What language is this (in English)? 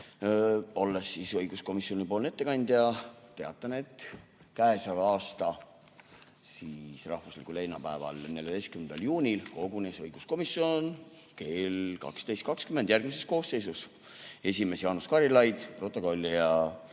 Estonian